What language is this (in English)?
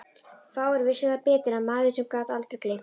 Icelandic